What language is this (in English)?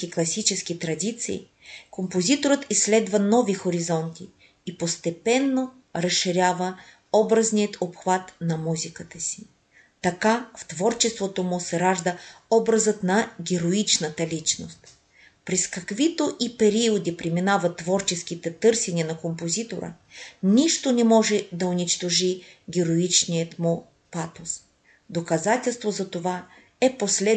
Bulgarian